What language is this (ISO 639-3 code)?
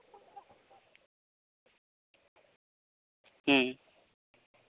sat